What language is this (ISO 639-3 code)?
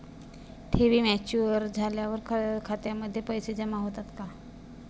mar